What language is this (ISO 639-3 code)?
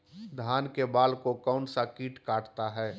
mag